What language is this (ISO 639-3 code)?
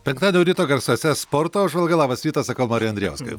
lit